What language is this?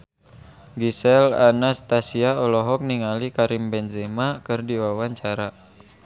Sundanese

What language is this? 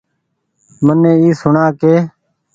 Goaria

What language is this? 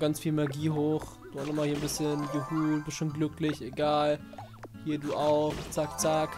German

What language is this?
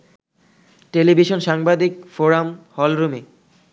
Bangla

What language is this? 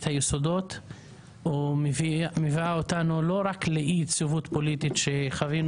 Hebrew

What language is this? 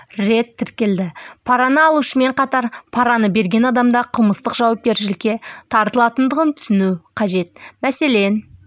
Kazakh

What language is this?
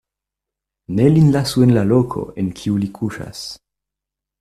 Esperanto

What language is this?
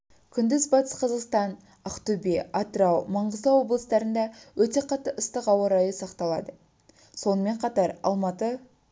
Kazakh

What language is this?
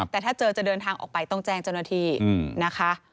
Thai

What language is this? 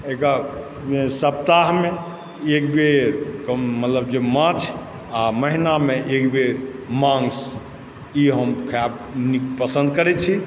Maithili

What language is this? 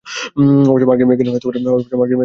Bangla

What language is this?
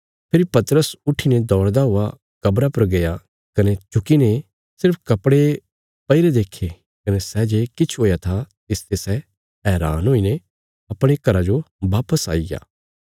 Bilaspuri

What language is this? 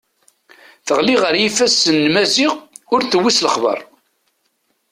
Kabyle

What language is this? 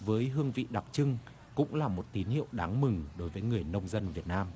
Vietnamese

